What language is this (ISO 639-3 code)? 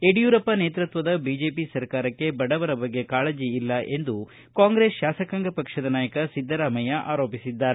kan